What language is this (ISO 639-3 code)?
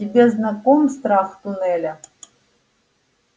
rus